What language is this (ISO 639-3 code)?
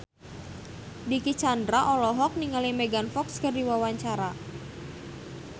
sun